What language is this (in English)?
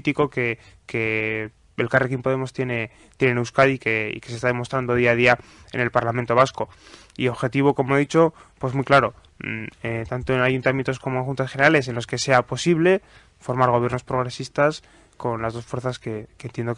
Spanish